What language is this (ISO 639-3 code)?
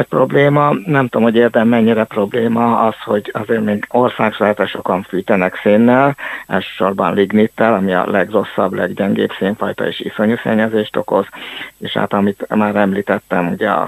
hun